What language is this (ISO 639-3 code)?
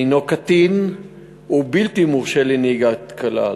heb